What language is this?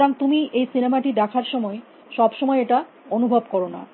Bangla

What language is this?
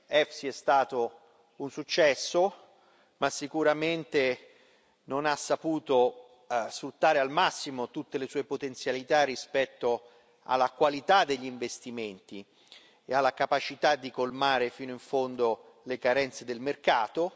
Italian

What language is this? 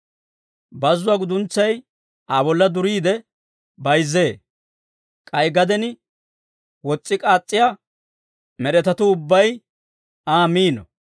Dawro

